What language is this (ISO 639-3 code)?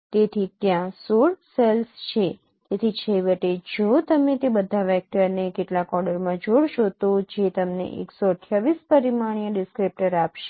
guj